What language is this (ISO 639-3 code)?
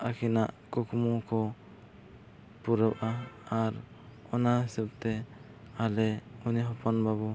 sat